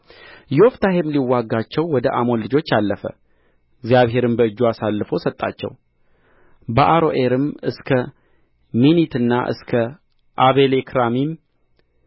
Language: Amharic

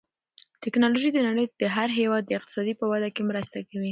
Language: Pashto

